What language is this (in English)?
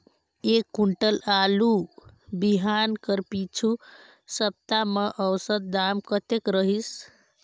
Chhattisgarhi